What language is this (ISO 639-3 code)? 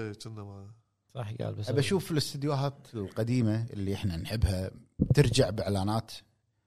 ara